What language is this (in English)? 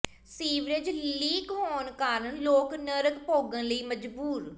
Punjabi